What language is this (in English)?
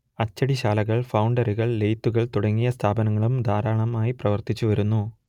Malayalam